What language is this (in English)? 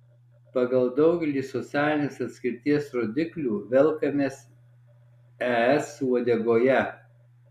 Lithuanian